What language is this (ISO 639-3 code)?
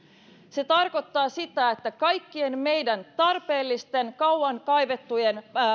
fin